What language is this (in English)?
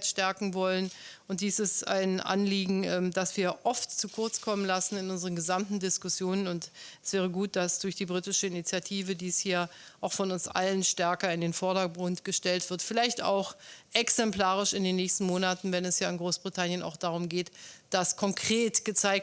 German